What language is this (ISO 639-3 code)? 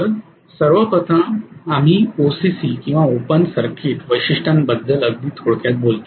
mar